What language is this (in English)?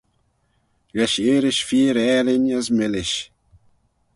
Manx